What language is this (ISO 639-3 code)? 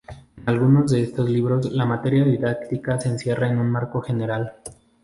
spa